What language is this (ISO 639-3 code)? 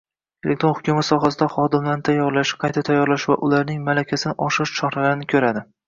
uzb